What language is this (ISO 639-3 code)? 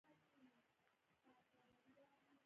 pus